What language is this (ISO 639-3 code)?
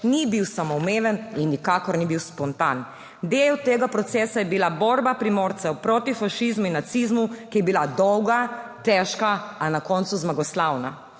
slv